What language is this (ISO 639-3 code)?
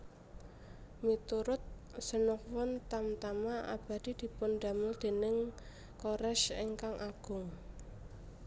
jav